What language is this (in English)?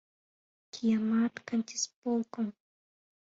Mari